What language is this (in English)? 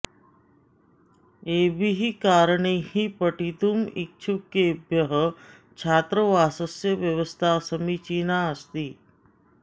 Sanskrit